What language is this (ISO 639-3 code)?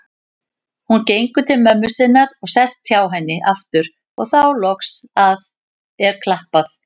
isl